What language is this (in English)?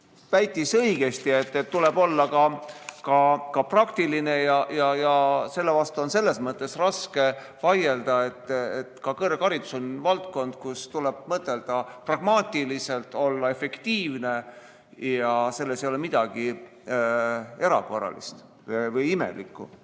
Estonian